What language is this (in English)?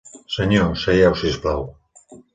Catalan